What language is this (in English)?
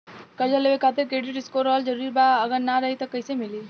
Bhojpuri